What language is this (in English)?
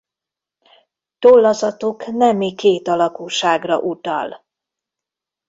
Hungarian